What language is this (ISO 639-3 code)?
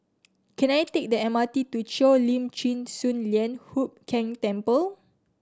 eng